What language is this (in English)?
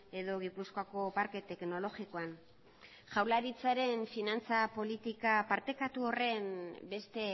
Basque